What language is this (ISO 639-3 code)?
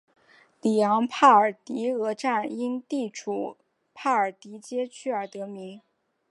zho